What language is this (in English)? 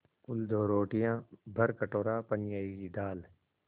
Hindi